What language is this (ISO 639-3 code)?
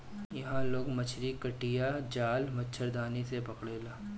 bho